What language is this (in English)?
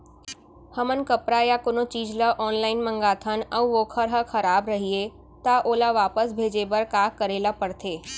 Chhattisgarhi